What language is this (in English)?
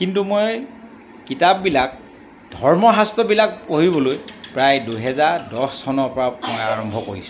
Assamese